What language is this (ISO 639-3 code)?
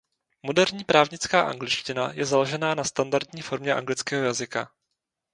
ces